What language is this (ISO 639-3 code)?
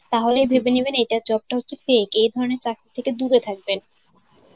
ben